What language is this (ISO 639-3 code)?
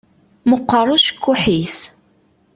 kab